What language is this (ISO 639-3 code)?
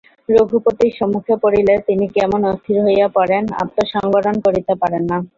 ben